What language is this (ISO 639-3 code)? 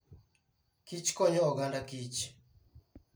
luo